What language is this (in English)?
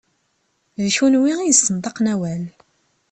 Kabyle